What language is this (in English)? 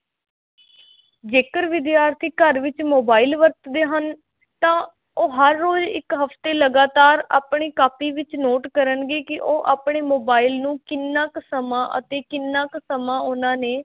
Punjabi